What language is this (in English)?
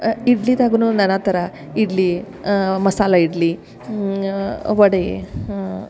Kannada